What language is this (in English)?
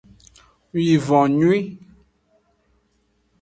Aja (Benin)